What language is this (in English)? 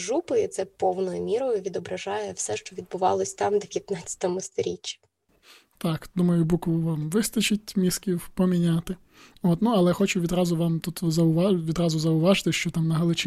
Ukrainian